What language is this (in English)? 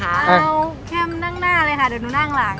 Thai